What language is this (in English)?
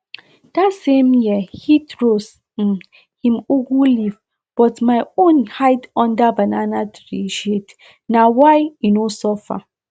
Nigerian Pidgin